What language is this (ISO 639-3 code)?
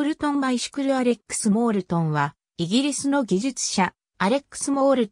jpn